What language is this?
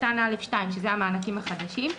Hebrew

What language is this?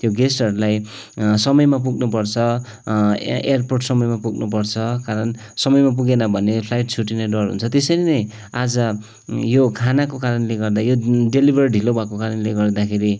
Nepali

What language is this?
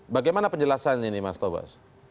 Indonesian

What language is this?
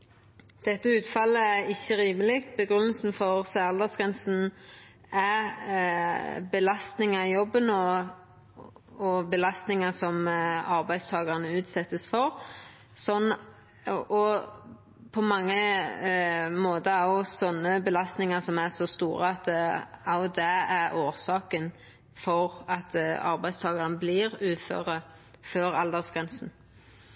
Norwegian Nynorsk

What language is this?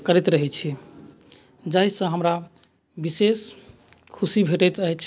Maithili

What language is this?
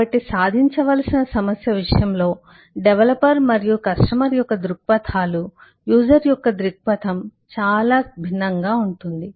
Telugu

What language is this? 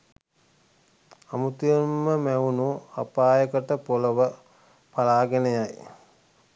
Sinhala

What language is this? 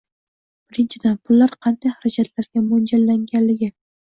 Uzbek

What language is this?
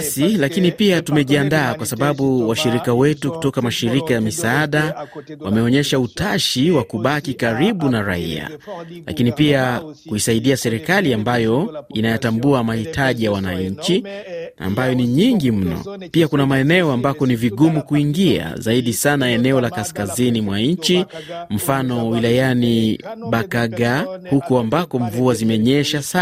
Swahili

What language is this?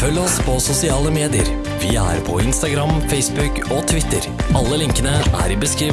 Norwegian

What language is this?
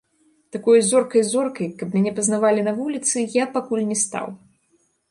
Belarusian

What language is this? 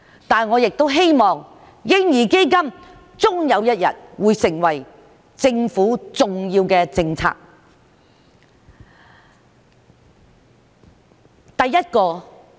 Cantonese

